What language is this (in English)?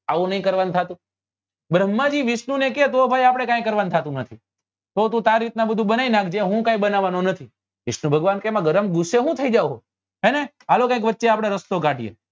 Gujarati